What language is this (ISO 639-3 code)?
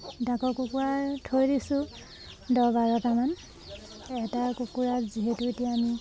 asm